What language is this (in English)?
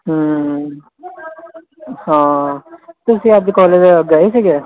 Punjabi